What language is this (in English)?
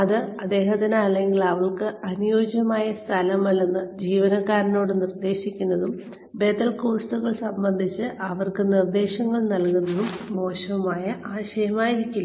Malayalam